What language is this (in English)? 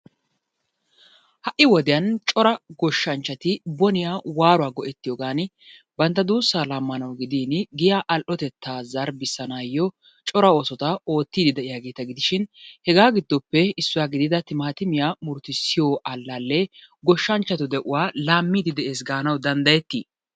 Wolaytta